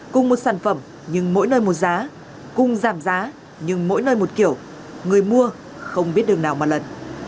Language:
Vietnamese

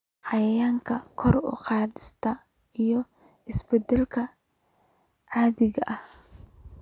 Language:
Somali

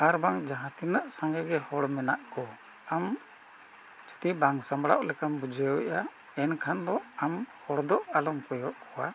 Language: Santali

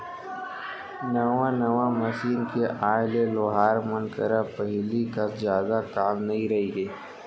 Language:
Chhattisgarhi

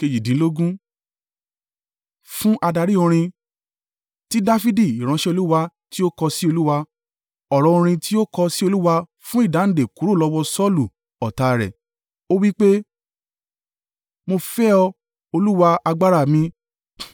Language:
Yoruba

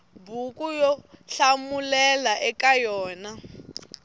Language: Tsonga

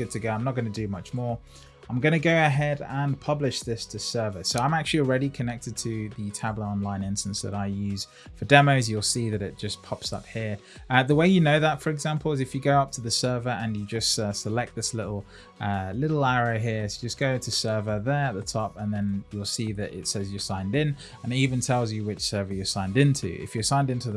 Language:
English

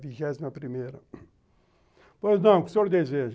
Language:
Portuguese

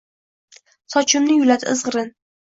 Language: Uzbek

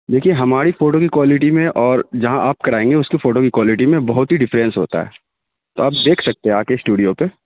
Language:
Urdu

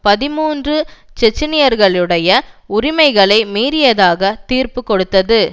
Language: Tamil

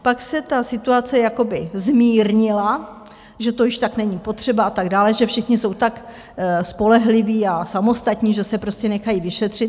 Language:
Czech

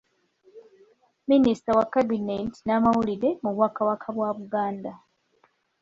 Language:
Ganda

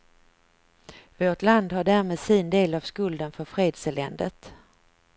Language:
Swedish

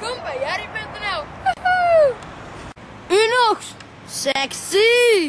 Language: Dutch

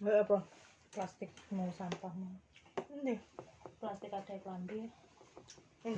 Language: Indonesian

